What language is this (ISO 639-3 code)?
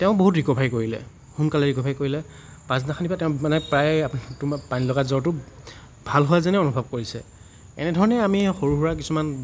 asm